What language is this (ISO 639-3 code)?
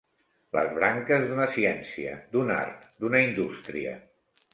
cat